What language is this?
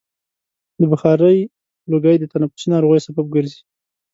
Pashto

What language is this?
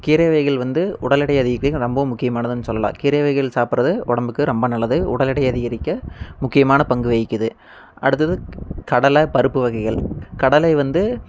Tamil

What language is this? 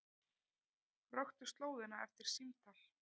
Icelandic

